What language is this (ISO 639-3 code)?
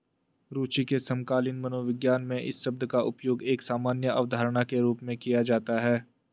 hin